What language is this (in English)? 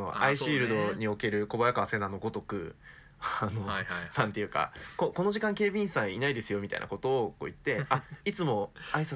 Japanese